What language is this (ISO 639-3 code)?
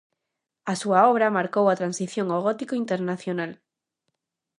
glg